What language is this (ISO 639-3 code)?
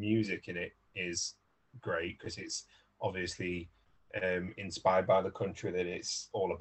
eng